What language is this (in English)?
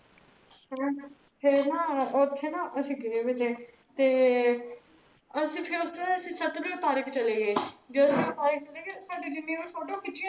Punjabi